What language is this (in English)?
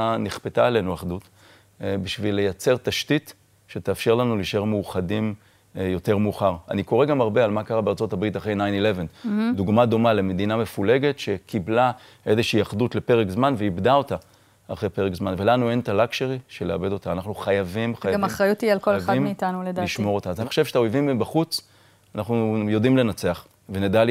Hebrew